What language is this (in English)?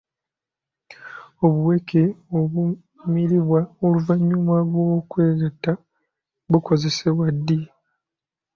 Ganda